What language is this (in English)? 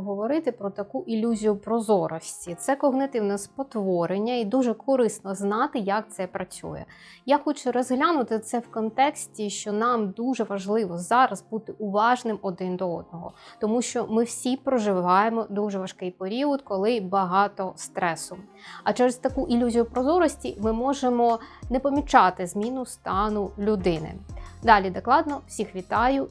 Ukrainian